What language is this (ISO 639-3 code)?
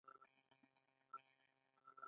pus